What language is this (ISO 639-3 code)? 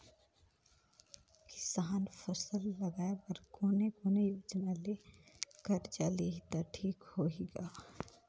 hne